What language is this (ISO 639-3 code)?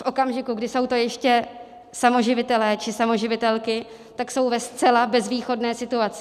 ces